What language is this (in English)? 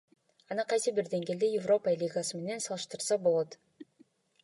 Kyrgyz